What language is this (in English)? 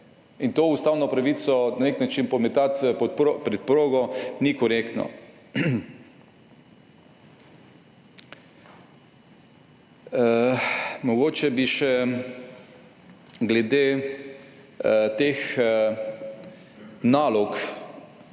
Slovenian